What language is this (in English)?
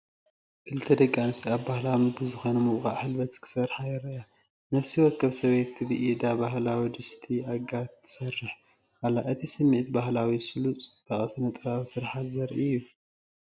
Tigrinya